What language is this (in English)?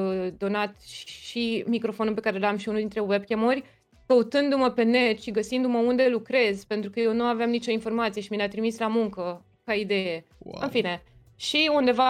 Romanian